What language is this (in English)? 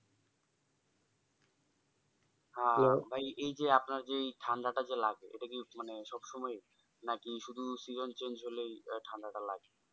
Bangla